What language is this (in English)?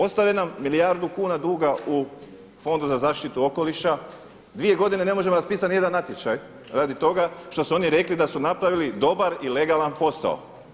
Croatian